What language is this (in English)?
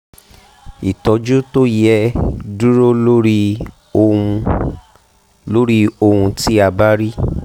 Yoruba